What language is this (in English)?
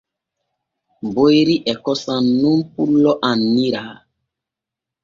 Borgu Fulfulde